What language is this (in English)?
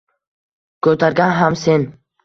Uzbek